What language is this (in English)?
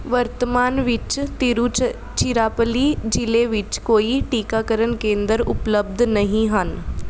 Punjabi